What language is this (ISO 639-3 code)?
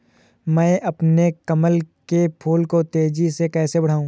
hin